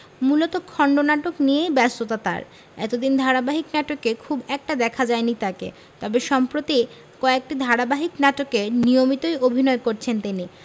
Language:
Bangla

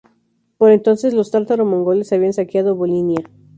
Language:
Spanish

